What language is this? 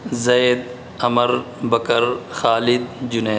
Urdu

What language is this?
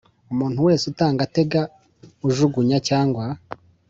Kinyarwanda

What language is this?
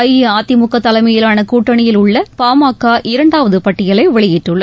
Tamil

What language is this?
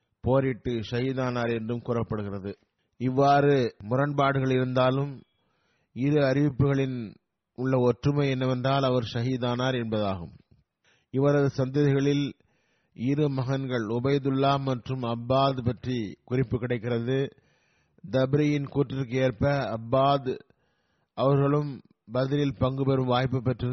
Tamil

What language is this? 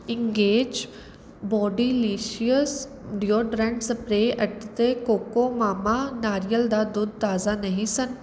Punjabi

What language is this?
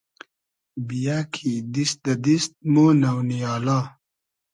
Hazaragi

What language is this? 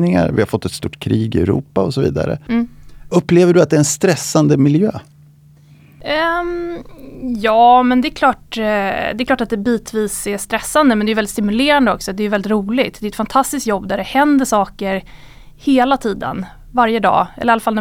Swedish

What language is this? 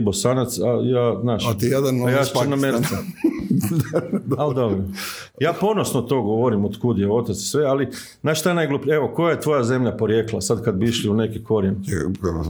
Croatian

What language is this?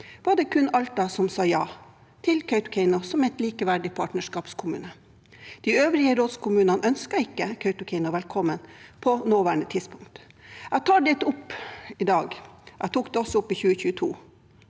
Norwegian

